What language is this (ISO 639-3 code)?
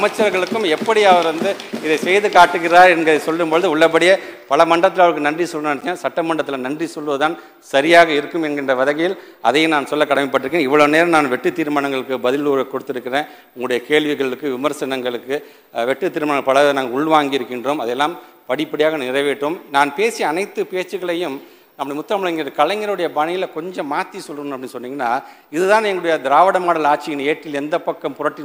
tha